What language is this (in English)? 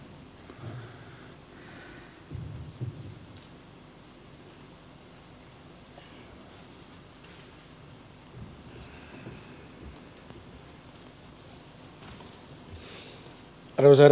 Finnish